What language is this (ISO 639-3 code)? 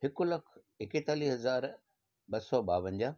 snd